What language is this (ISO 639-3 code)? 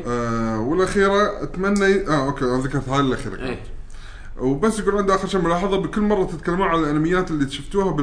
ara